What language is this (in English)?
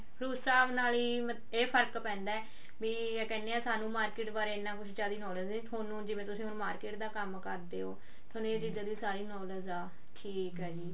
Punjabi